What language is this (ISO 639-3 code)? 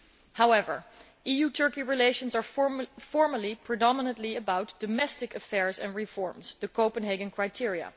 eng